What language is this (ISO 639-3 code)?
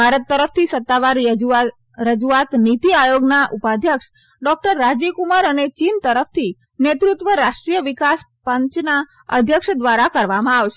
guj